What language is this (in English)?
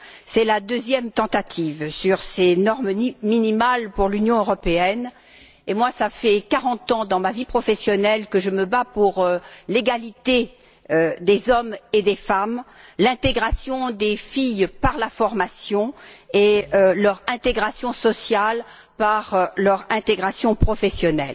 French